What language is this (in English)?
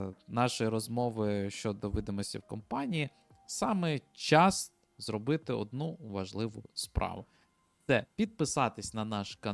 Ukrainian